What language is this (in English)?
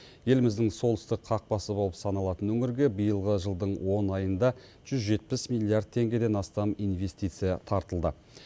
Kazakh